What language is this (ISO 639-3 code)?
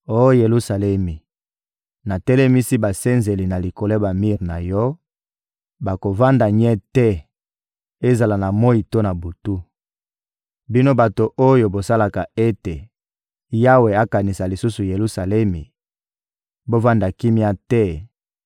lin